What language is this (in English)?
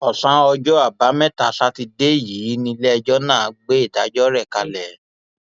Yoruba